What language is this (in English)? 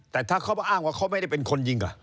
Thai